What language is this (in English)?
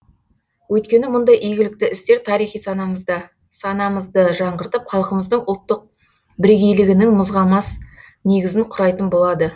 Kazakh